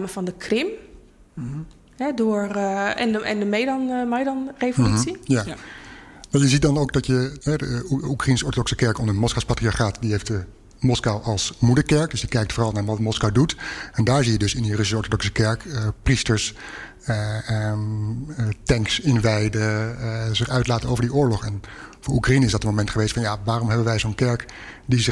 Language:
Dutch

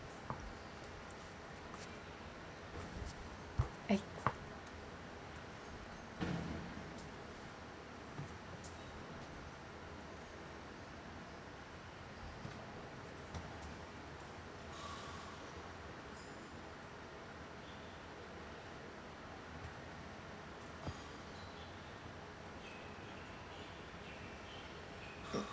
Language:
English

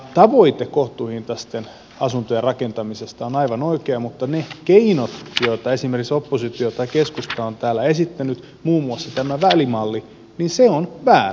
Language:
Finnish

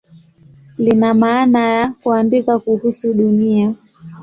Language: Swahili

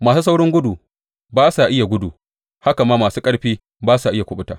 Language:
Hausa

